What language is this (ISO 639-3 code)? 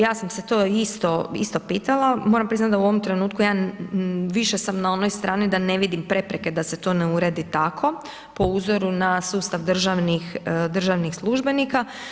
hrv